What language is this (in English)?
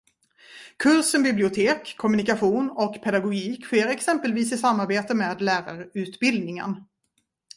Swedish